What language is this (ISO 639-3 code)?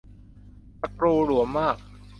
tha